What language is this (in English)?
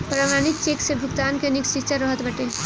Bhojpuri